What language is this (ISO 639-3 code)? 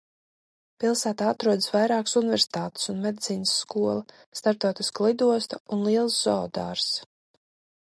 lav